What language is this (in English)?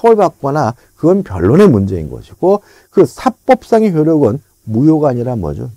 Korean